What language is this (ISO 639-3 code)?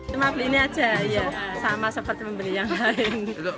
ind